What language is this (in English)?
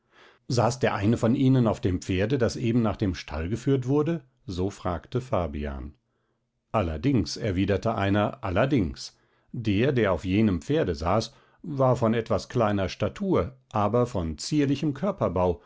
German